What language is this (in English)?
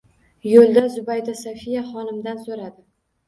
Uzbek